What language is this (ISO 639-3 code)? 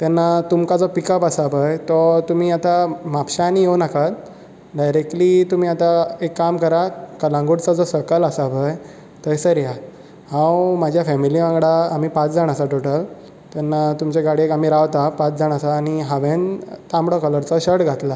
kok